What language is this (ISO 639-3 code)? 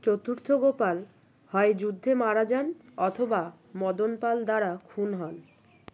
ben